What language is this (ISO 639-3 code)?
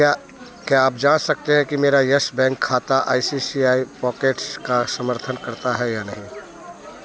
hin